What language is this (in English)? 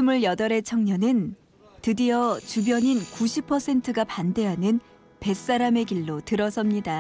Korean